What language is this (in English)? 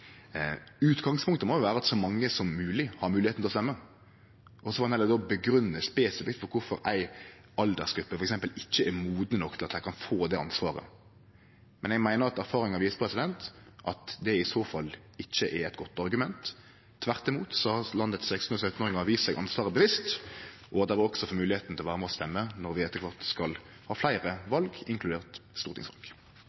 Norwegian Nynorsk